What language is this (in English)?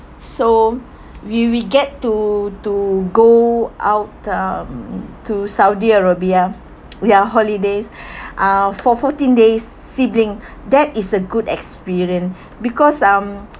English